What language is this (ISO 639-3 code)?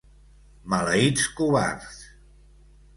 cat